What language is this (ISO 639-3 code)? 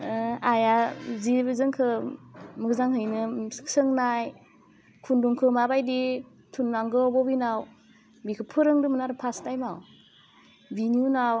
brx